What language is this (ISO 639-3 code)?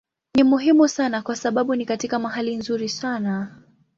swa